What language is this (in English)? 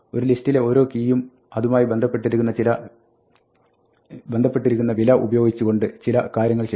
Malayalam